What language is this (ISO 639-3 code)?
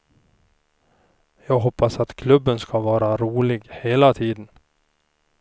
swe